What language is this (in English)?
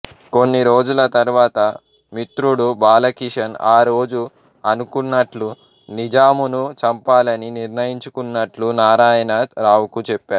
Telugu